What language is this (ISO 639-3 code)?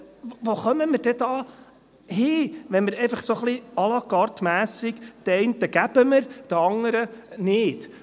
gsw